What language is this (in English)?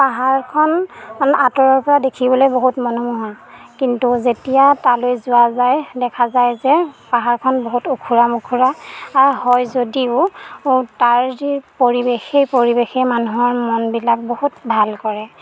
Assamese